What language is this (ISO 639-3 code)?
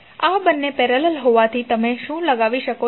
guj